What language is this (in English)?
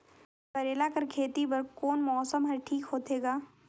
Chhattisgarhi